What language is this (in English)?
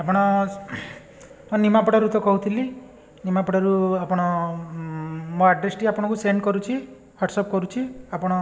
Odia